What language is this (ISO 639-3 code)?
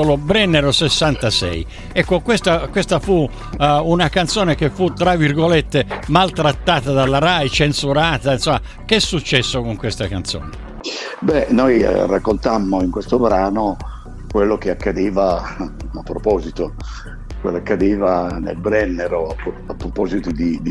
ita